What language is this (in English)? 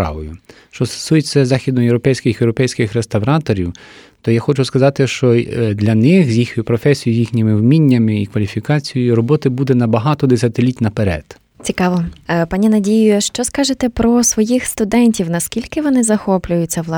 Ukrainian